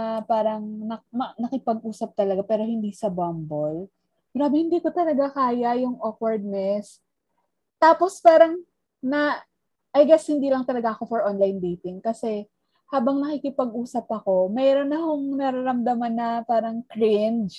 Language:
Filipino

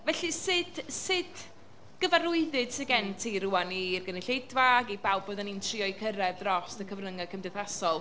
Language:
Welsh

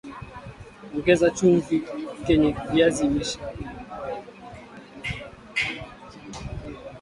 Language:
Swahili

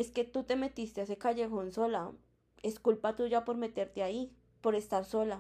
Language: Spanish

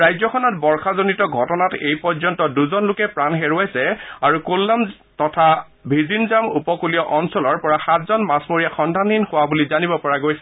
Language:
Assamese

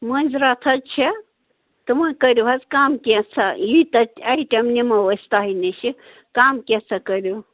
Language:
Kashmiri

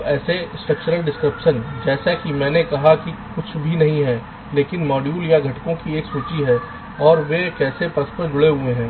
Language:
Hindi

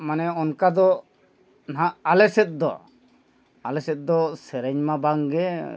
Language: Santali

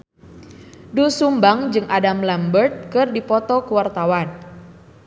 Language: Sundanese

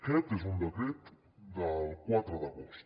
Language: Catalan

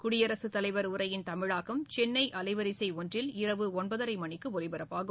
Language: Tamil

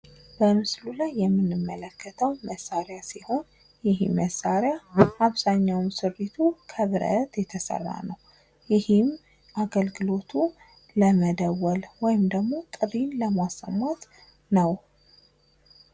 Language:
Amharic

